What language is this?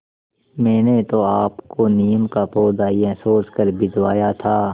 Hindi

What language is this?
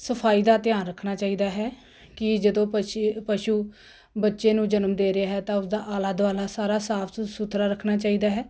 Punjabi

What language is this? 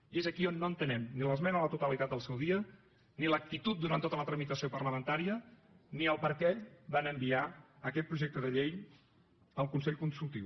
Catalan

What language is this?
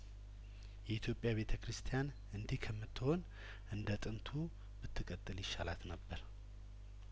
Amharic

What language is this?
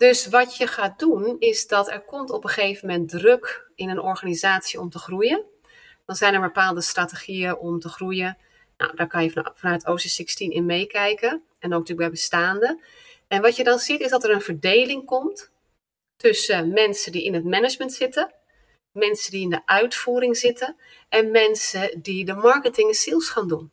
Dutch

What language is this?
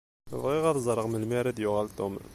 Kabyle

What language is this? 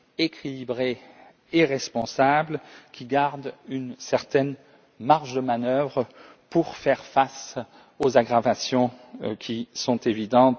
French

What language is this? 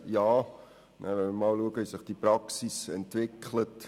Swiss German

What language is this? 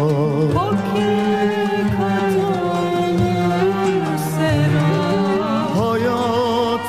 Turkish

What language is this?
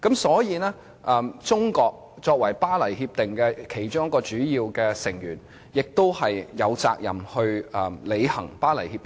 Cantonese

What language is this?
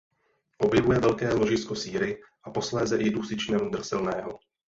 Czech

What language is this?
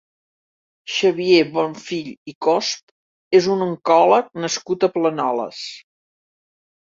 Catalan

